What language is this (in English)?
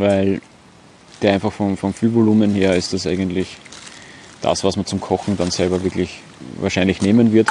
German